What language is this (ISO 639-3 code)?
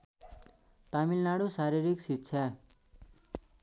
nep